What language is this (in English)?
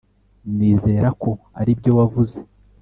Kinyarwanda